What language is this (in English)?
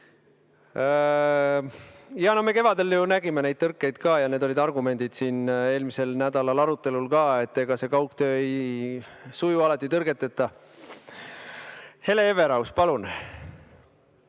Estonian